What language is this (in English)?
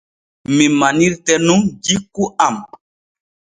Borgu Fulfulde